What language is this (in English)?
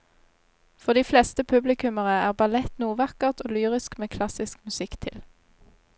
Norwegian